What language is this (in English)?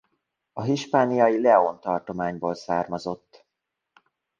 Hungarian